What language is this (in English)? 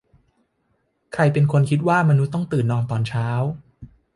Thai